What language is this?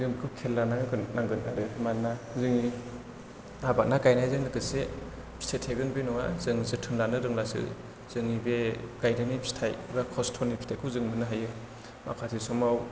Bodo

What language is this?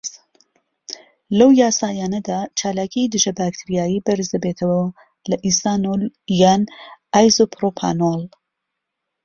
Central Kurdish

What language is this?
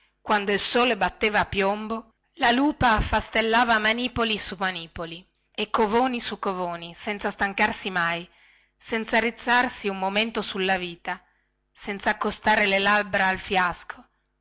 Italian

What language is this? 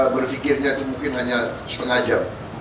Indonesian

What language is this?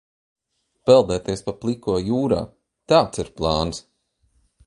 Latvian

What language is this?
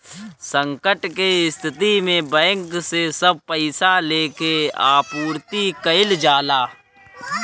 Bhojpuri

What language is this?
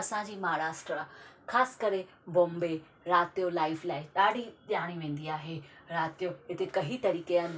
Sindhi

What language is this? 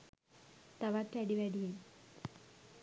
Sinhala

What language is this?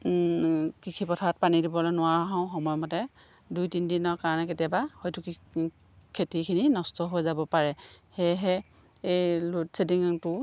Assamese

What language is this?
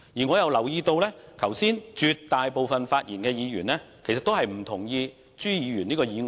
Cantonese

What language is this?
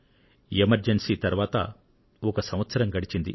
Telugu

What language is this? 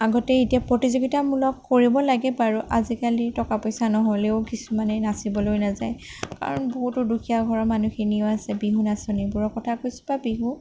Assamese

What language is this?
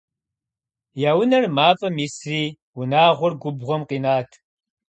Kabardian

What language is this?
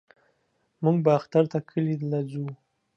Pashto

